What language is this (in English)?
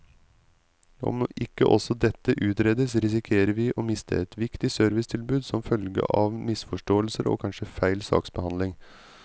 Norwegian